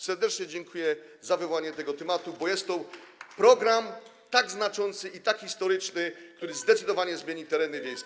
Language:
Polish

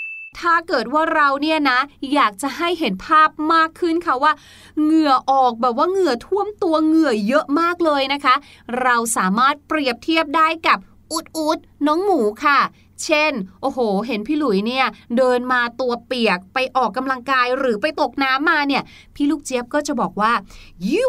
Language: Thai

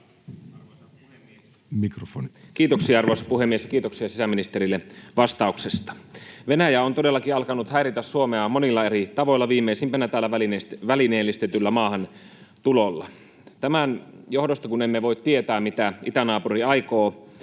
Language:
Finnish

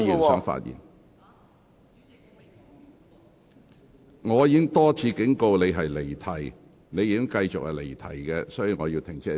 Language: Cantonese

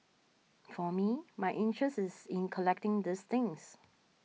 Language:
English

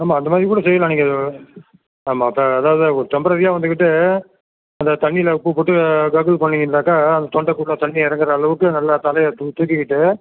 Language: Tamil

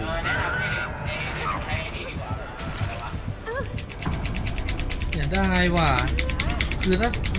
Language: Thai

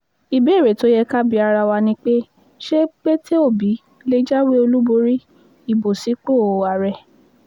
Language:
Yoruba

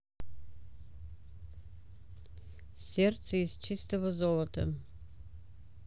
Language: Russian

